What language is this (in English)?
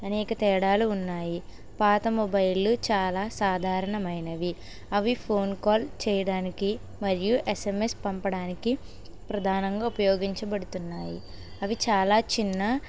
Telugu